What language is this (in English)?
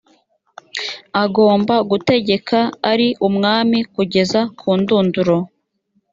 Kinyarwanda